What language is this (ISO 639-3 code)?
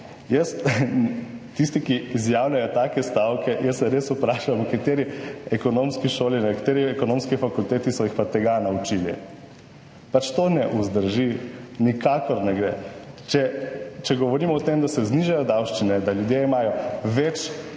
slv